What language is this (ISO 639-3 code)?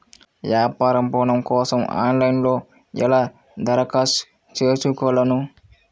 tel